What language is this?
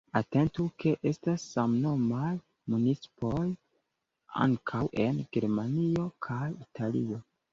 Esperanto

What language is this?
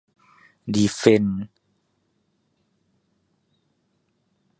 Thai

